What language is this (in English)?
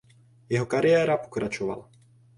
Czech